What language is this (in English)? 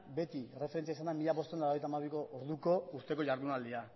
Basque